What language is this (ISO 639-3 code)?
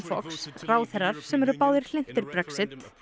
isl